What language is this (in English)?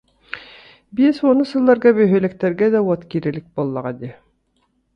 Yakut